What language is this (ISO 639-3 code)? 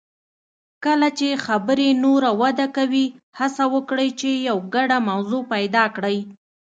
pus